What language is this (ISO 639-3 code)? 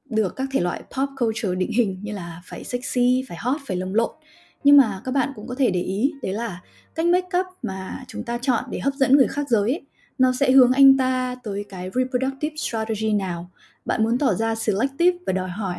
vie